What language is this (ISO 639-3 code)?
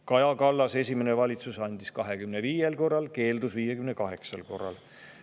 est